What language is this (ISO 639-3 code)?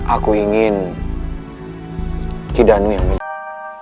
ind